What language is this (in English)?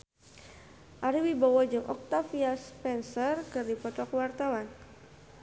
Sundanese